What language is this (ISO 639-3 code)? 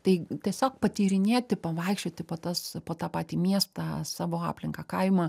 lit